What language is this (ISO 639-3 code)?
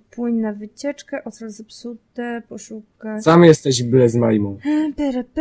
pol